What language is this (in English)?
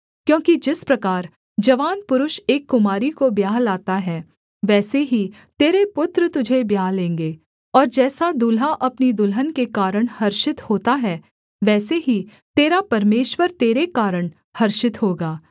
Hindi